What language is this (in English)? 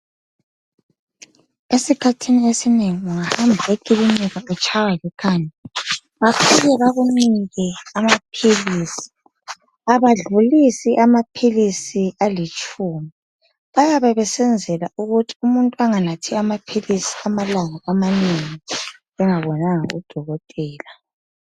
North Ndebele